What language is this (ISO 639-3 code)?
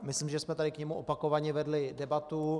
ces